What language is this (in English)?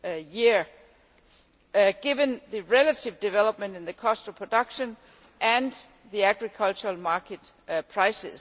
English